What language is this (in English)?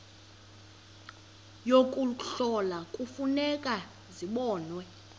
Xhosa